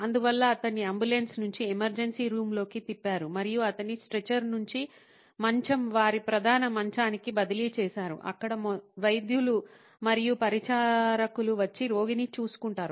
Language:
Telugu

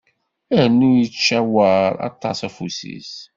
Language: Kabyle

